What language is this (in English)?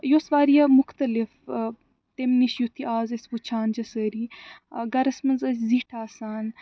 Kashmiri